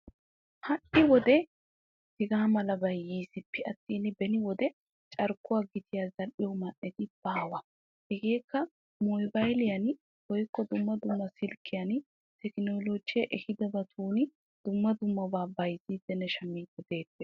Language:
Wolaytta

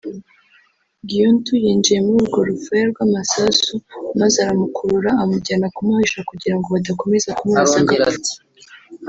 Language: Kinyarwanda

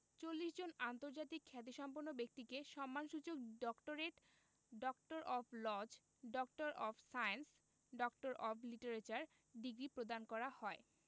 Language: Bangla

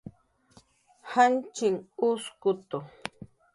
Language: Jaqaru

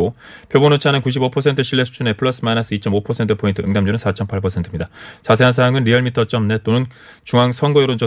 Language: Korean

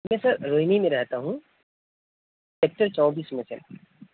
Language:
Urdu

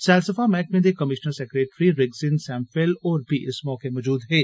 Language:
Dogri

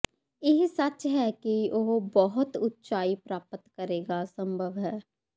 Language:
Punjabi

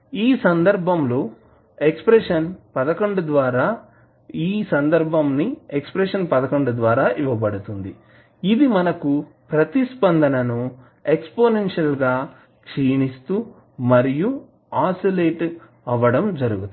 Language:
Telugu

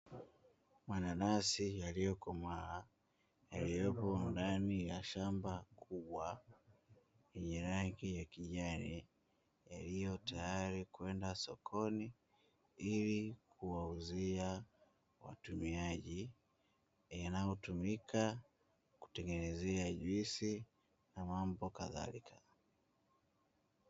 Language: Swahili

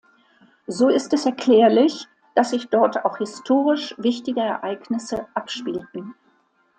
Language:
German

